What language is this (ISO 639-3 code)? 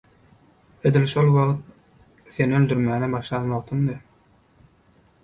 tuk